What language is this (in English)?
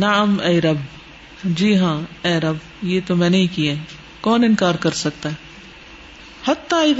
Urdu